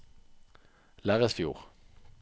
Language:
Norwegian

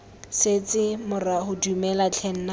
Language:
Tswana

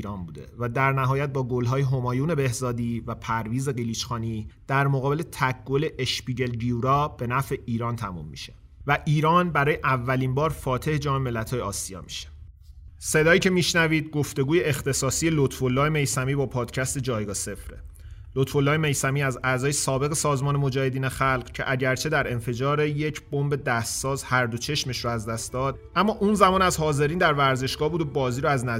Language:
Persian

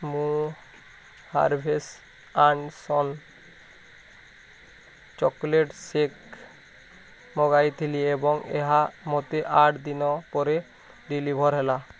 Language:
Odia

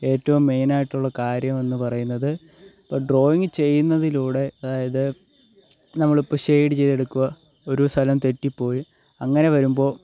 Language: Malayalam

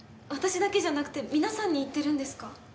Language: Japanese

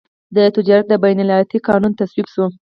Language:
Pashto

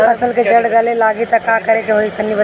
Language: Bhojpuri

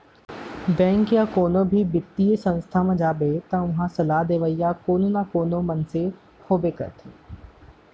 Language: Chhattisgarhi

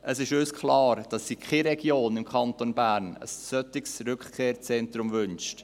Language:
Swiss German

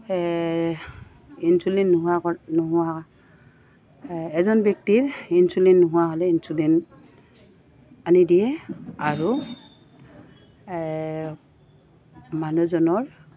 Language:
Assamese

